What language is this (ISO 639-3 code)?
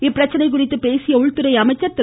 tam